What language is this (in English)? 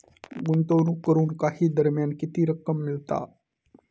Marathi